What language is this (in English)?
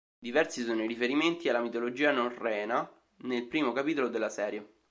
Italian